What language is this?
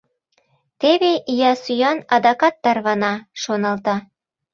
Mari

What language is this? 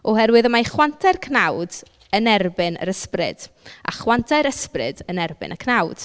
Welsh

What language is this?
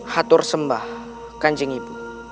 Indonesian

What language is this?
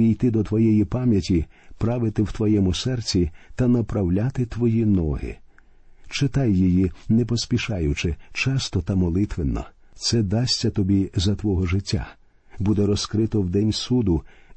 Ukrainian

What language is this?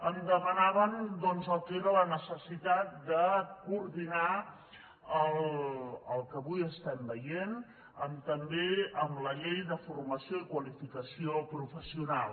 Catalan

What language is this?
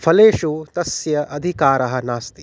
Sanskrit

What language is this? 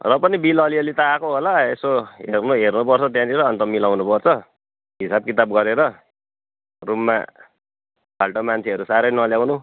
Nepali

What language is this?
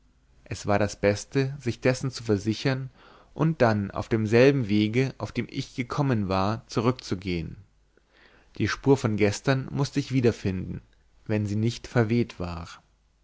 German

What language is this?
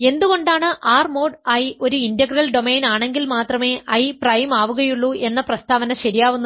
Malayalam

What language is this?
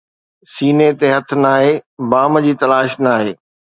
Sindhi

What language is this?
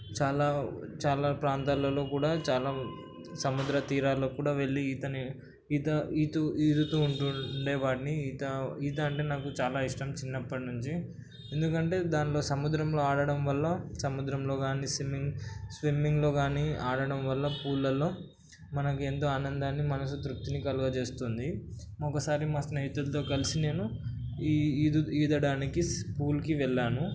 Telugu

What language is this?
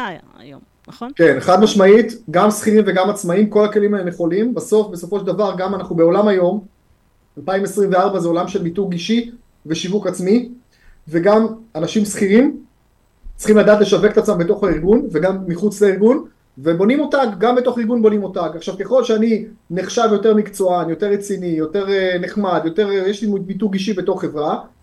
Hebrew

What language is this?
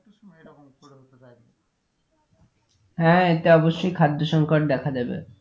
Bangla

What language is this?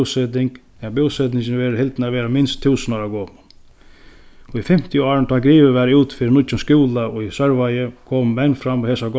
Faroese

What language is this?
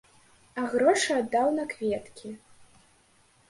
Belarusian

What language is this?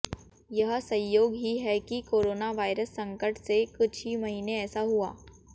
Hindi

